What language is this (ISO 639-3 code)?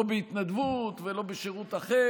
heb